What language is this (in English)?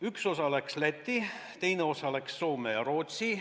Estonian